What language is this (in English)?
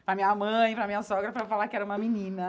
Portuguese